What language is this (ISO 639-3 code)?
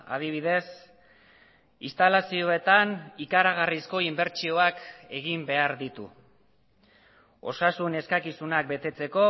eus